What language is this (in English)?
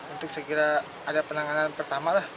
Indonesian